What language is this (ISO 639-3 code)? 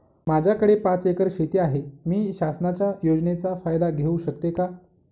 mar